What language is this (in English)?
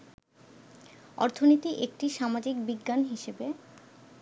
Bangla